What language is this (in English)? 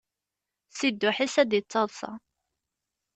Kabyle